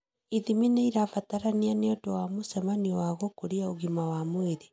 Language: Kikuyu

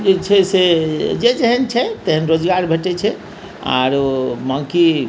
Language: Maithili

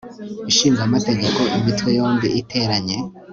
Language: Kinyarwanda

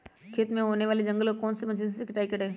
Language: Magahi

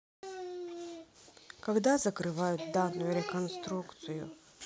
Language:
Russian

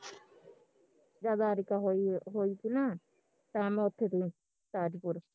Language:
Punjabi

